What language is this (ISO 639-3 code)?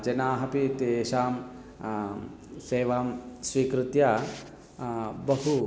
san